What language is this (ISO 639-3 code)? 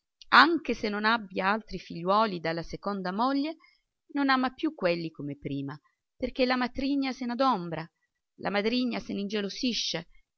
ita